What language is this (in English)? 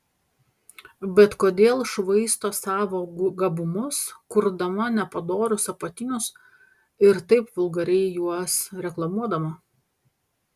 Lithuanian